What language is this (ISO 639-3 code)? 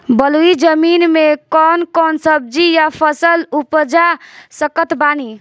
bho